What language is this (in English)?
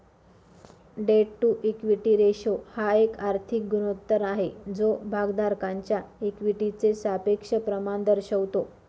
Marathi